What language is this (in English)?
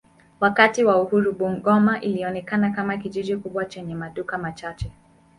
Swahili